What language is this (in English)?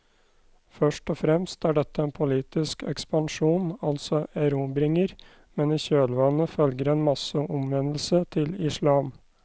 Norwegian